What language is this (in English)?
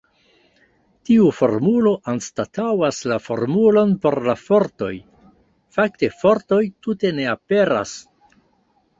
Esperanto